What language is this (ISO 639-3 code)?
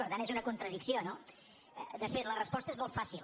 cat